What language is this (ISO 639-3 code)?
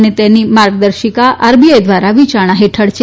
guj